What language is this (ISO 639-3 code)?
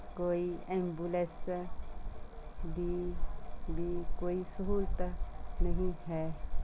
pan